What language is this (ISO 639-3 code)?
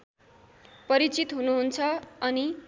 nep